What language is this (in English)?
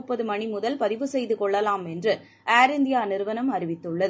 Tamil